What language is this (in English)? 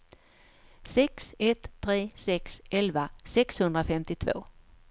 Swedish